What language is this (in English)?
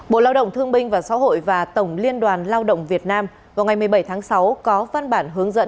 Vietnamese